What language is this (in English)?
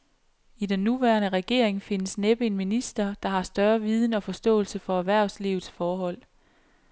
Danish